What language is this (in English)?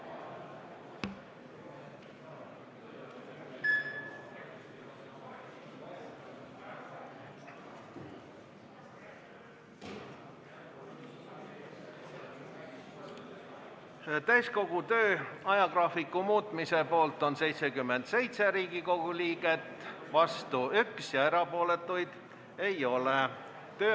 Estonian